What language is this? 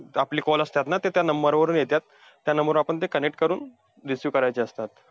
Marathi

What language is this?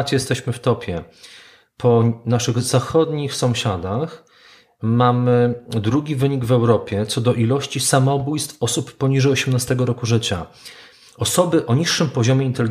Polish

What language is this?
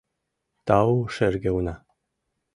Mari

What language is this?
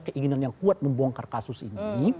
Indonesian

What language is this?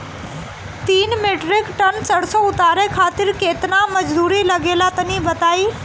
Bhojpuri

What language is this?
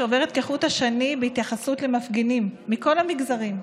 Hebrew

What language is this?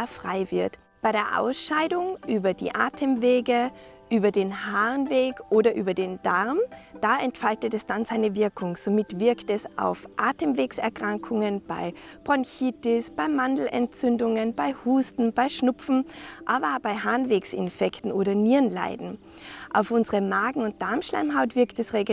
German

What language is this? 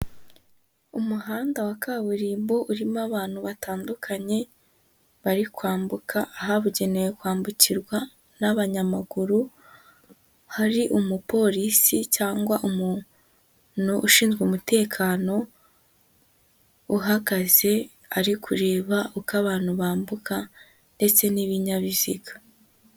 Kinyarwanda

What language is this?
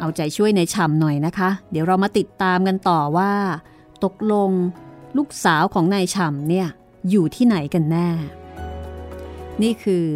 Thai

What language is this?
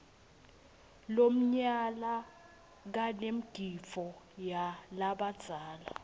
Swati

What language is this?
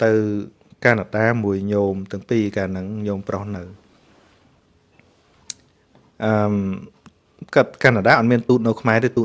Vietnamese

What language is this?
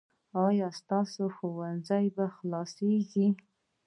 Pashto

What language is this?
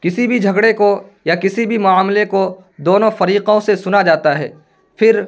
Urdu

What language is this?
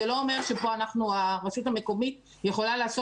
Hebrew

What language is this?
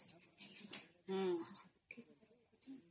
Odia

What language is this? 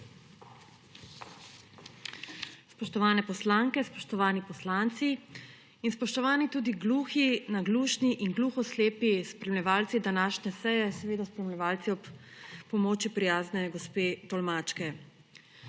Slovenian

